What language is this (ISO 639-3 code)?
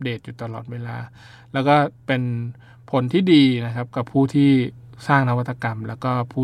tha